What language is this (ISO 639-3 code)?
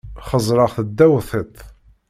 kab